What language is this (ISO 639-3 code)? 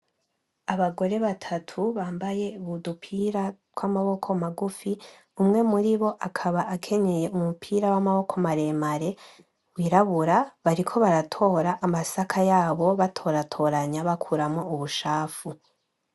run